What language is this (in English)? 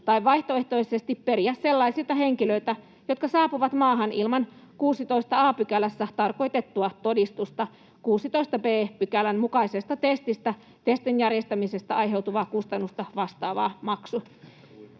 Finnish